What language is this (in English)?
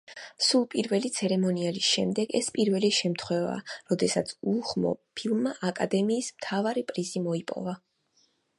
Georgian